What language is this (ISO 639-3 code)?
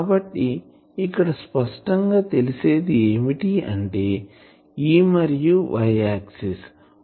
tel